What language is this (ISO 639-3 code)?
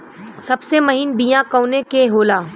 bho